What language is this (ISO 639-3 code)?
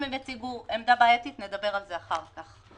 heb